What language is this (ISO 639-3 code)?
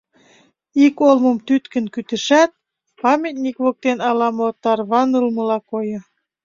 chm